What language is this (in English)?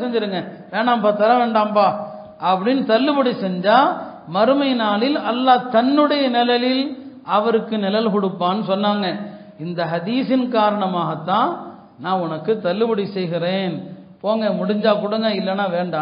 Arabic